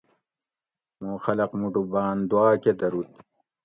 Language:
Gawri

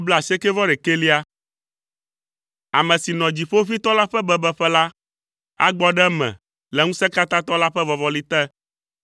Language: Ewe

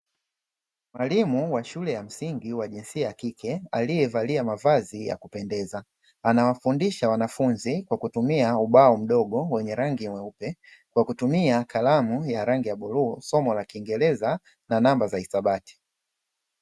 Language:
Swahili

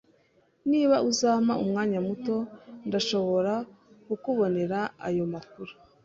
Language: Kinyarwanda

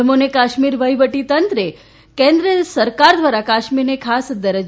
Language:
Gujarati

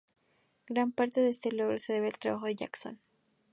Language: Spanish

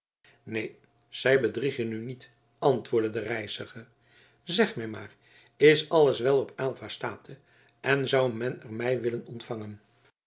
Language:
Dutch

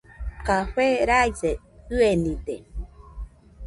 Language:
Nüpode Huitoto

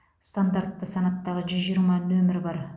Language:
Kazakh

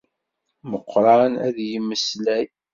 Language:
Kabyle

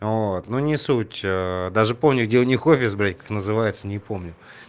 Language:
Russian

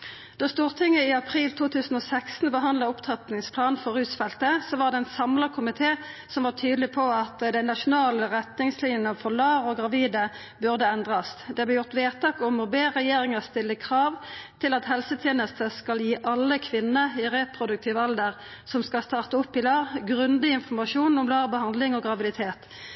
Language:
Norwegian Nynorsk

